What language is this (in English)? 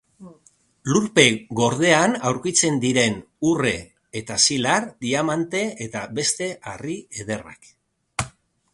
Basque